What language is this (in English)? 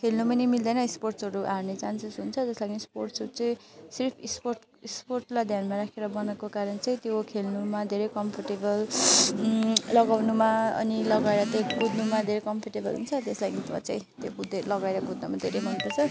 Nepali